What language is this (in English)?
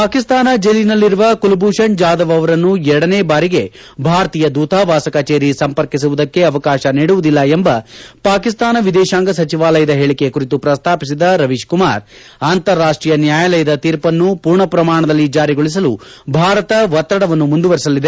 Kannada